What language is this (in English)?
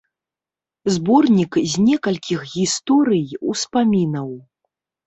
Belarusian